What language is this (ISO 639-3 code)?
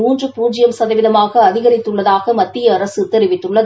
tam